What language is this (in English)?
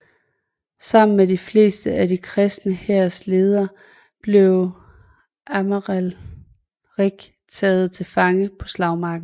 Danish